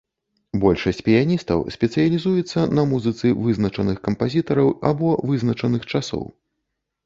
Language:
Belarusian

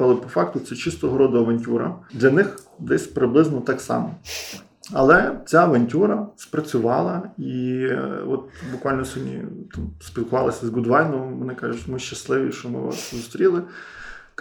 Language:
Ukrainian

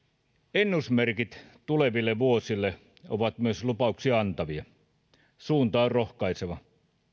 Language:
Finnish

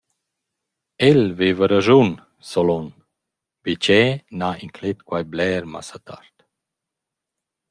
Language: Romansh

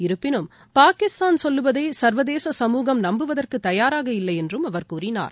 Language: Tamil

